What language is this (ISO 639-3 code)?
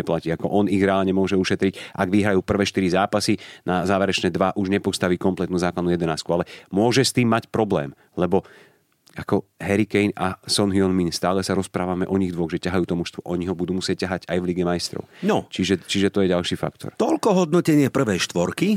slk